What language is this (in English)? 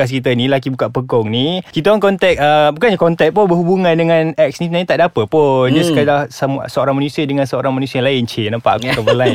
Malay